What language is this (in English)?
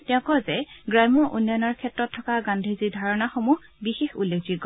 Assamese